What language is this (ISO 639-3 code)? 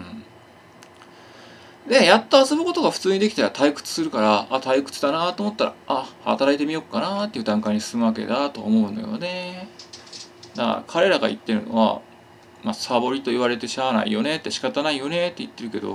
jpn